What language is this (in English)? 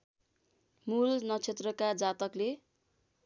Nepali